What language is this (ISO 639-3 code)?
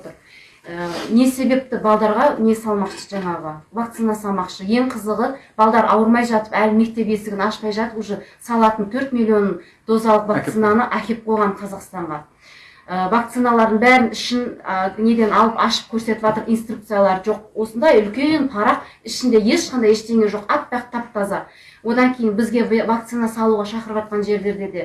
kaz